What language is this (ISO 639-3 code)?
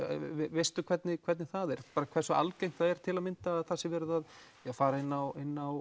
isl